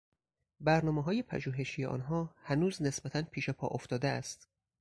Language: Persian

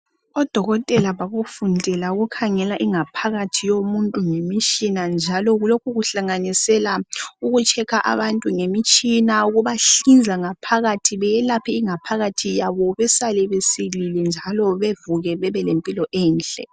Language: North Ndebele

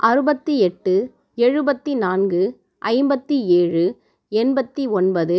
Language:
Tamil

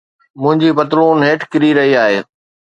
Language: Sindhi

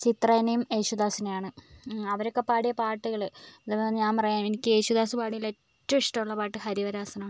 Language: Malayalam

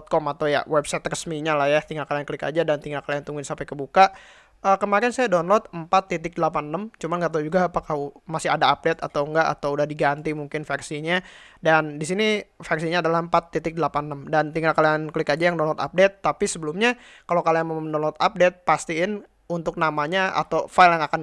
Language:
Indonesian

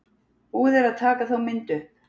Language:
Icelandic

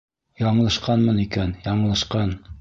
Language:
Bashkir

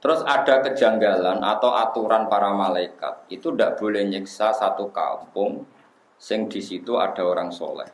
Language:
Indonesian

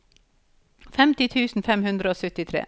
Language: Norwegian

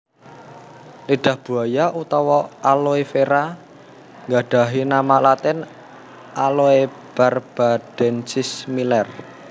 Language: Javanese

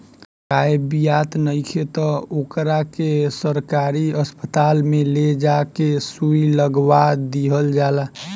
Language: Bhojpuri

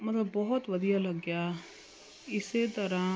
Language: Punjabi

